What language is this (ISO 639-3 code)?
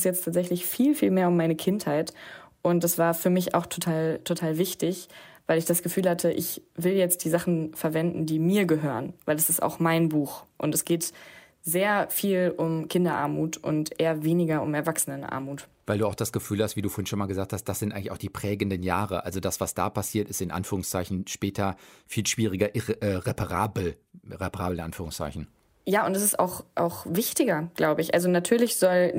deu